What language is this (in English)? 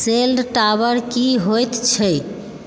Maithili